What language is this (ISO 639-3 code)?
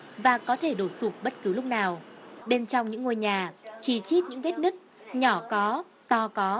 vie